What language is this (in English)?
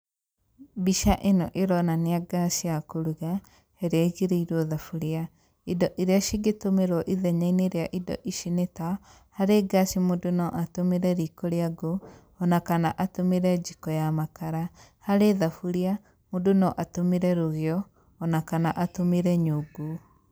Kikuyu